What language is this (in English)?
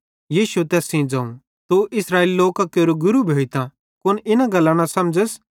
Bhadrawahi